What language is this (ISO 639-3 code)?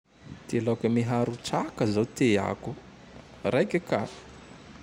tdx